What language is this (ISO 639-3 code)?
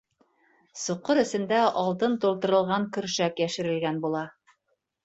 bak